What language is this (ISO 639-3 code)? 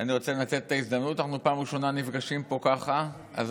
heb